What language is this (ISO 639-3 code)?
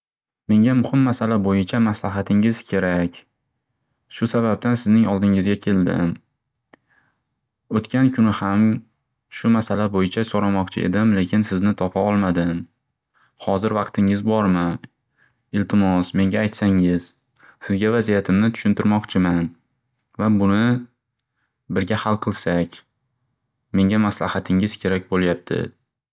uzb